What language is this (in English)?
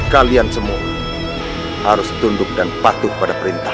Indonesian